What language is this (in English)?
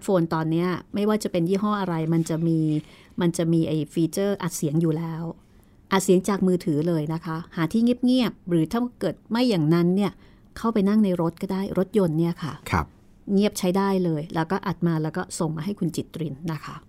Thai